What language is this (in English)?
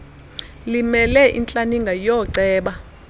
Xhosa